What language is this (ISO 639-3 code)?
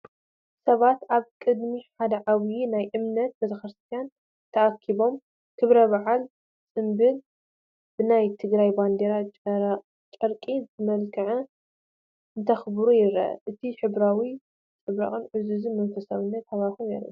tir